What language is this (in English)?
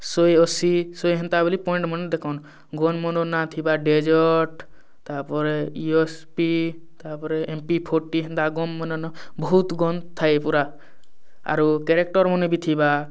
Odia